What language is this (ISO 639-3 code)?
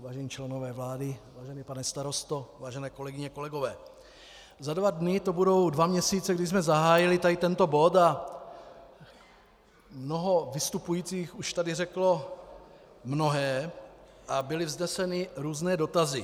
ces